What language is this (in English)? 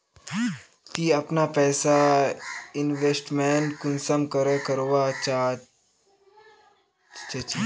Magahi